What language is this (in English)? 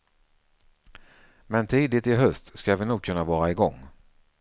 Swedish